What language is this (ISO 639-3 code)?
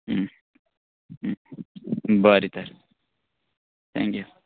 kok